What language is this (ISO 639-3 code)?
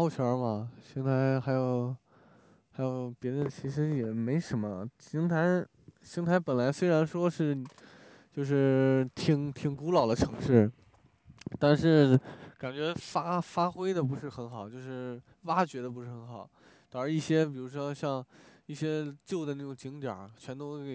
zho